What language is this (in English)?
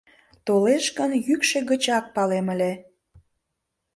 Mari